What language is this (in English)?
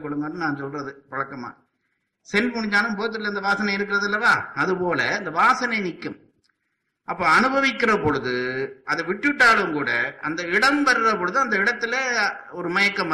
Tamil